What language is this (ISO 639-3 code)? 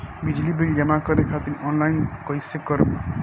bho